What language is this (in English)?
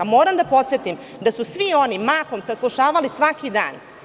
Serbian